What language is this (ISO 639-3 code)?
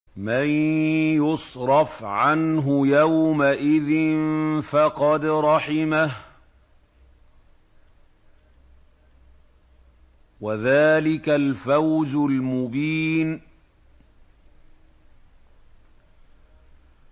ara